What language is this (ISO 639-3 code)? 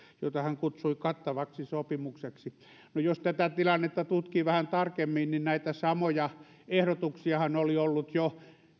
fin